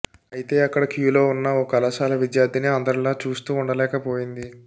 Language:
Telugu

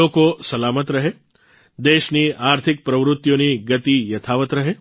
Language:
Gujarati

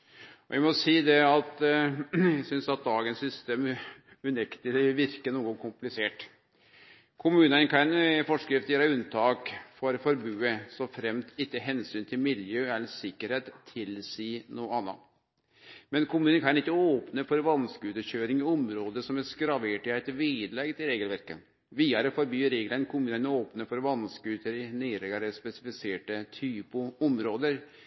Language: Norwegian Nynorsk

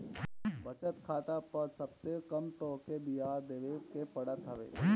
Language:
Bhojpuri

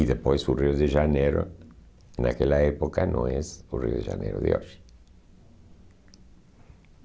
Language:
Portuguese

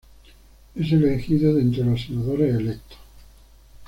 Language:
Spanish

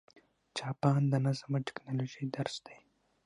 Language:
Pashto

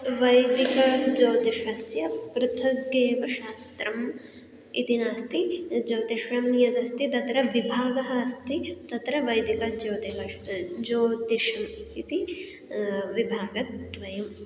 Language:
Sanskrit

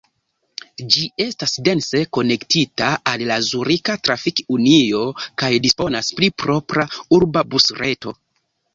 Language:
Esperanto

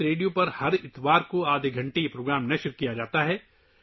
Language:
Urdu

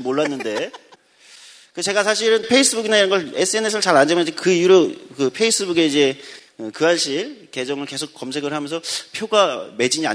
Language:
Korean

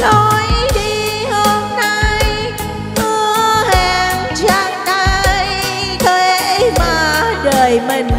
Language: Vietnamese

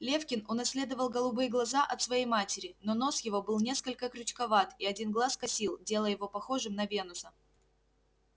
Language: Russian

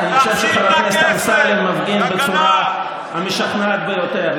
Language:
Hebrew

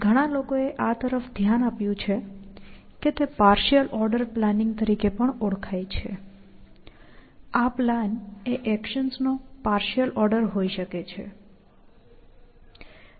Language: Gujarati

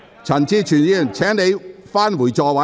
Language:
Cantonese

